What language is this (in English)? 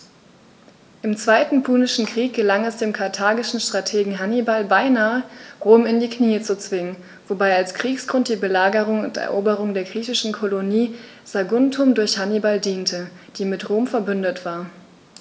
German